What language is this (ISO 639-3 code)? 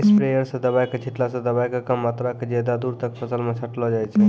mai